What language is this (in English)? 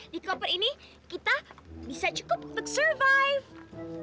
Indonesian